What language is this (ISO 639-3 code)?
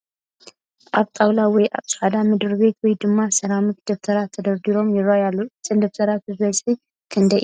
tir